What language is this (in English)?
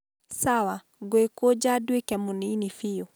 Kikuyu